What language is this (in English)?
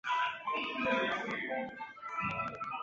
Chinese